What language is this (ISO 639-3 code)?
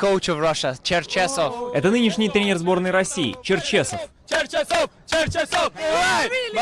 rus